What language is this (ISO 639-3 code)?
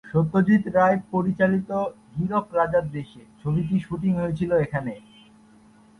ben